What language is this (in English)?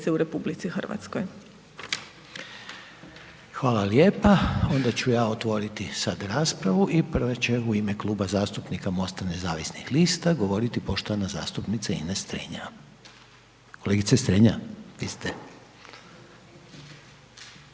Croatian